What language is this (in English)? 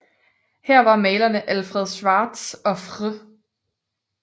Danish